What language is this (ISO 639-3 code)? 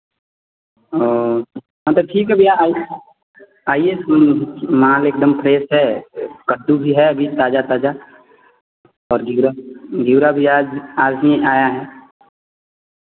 hin